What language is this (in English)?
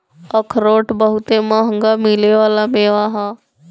Bhojpuri